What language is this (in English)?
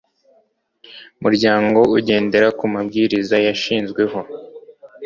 Kinyarwanda